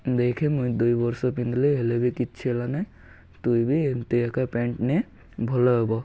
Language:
Odia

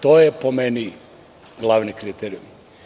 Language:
Serbian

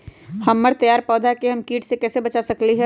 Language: Magahi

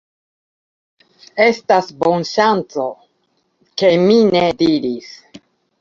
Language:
Esperanto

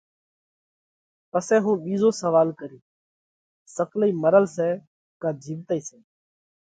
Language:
Parkari Koli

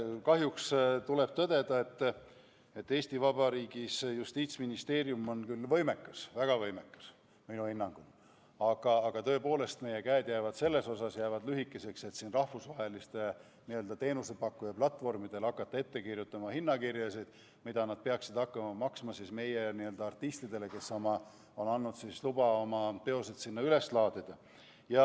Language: Estonian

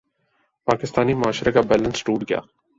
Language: Urdu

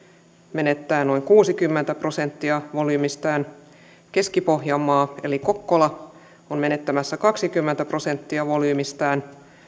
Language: Finnish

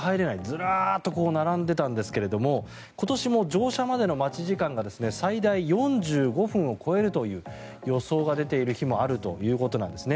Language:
Japanese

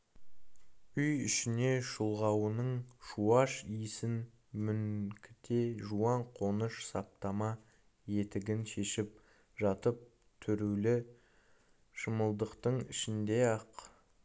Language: Kazakh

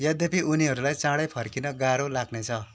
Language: Nepali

